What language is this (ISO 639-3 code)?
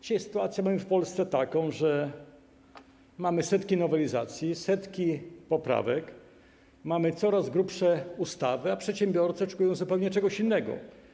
pol